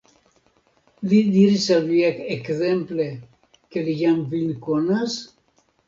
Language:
Esperanto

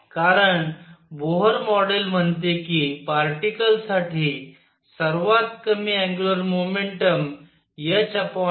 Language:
Marathi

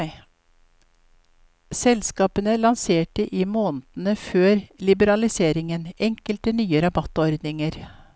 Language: Norwegian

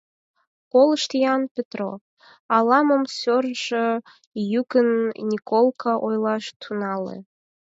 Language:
Mari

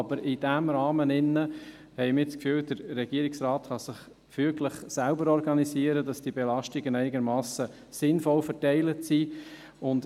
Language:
Swiss German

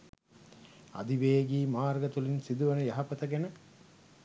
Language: Sinhala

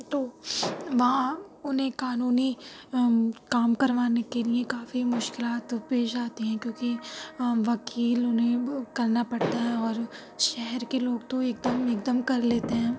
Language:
Urdu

